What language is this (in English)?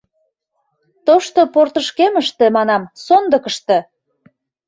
Mari